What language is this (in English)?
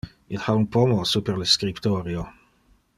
Interlingua